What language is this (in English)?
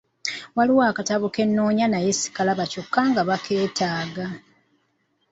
Ganda